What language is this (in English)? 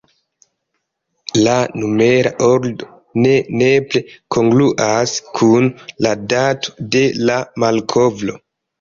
Esperanto